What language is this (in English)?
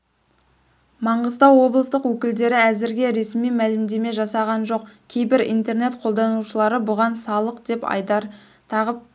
Kazakh